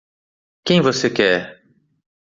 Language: Portuguese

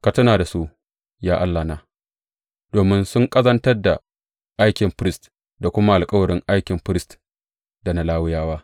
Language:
Hausa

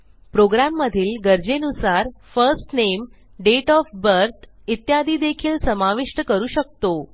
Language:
Marathi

